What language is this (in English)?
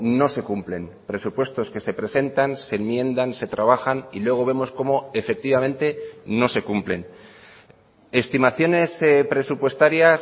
Spanish